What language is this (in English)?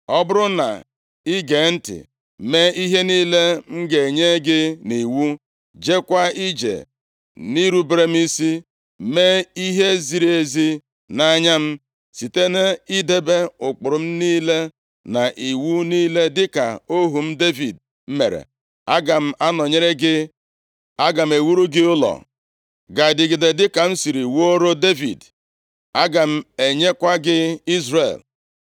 Igbo